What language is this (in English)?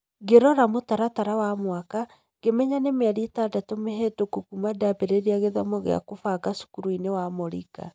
Kikuyu